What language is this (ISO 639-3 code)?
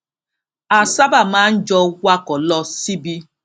yor